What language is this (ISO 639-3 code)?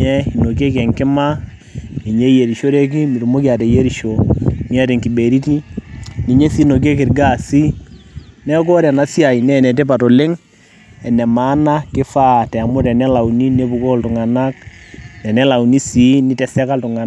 mas